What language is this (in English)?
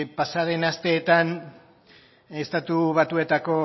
Basque